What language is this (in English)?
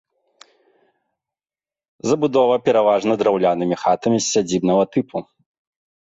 Belarusian